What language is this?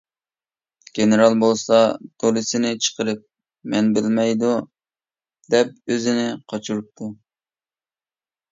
Uyghur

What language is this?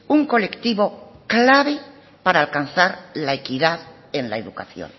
Spanish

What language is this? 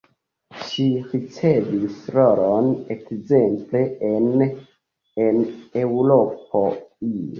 Esperanto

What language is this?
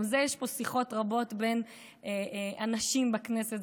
Hebrew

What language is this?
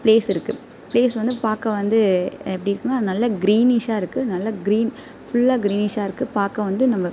Tamil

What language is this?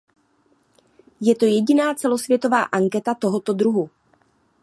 Czech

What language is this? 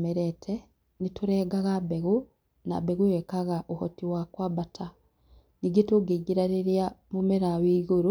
Kikuyu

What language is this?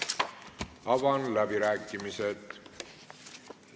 Estonian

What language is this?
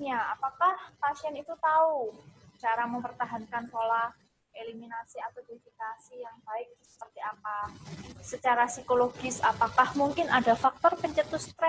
Indonesian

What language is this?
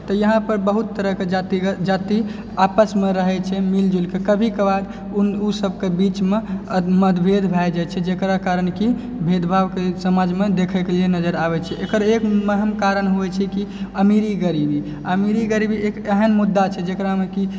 Maithili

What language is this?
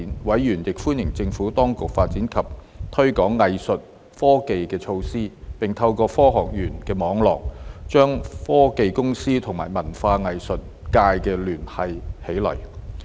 Cantonese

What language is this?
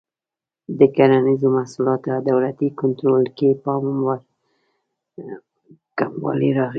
Pashto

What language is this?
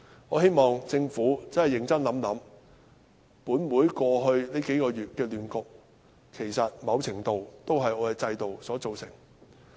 Cantonese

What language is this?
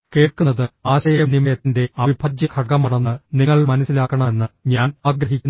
Malayalam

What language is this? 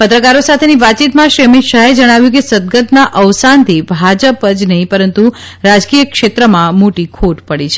Gujarati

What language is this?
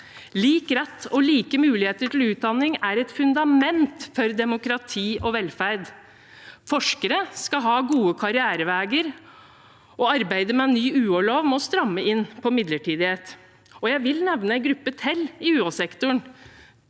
Norwegian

